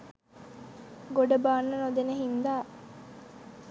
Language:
Sinhala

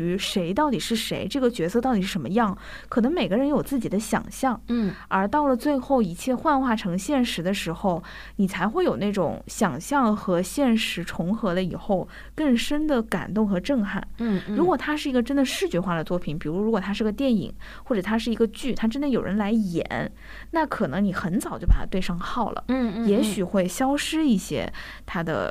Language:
Chinese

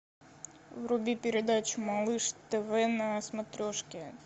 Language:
Russian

